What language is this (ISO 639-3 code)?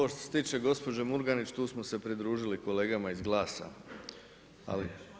hrv